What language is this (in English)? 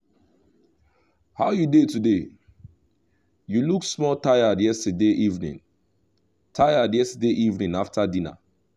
Nigerian Pidgin